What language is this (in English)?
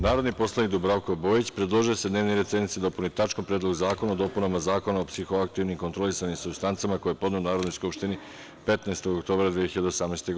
Serbian